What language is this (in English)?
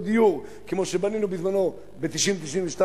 Hebrew